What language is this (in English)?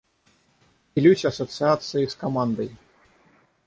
Russian